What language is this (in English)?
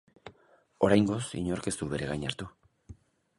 Basque